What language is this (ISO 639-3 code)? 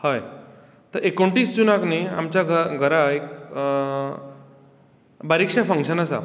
kok